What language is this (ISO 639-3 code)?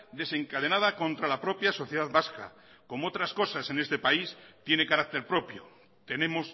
spa